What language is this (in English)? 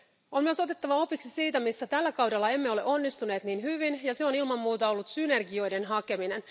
Finnish